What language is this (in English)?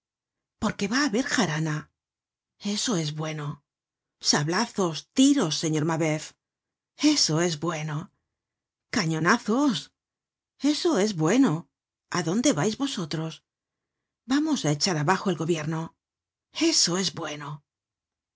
Spanish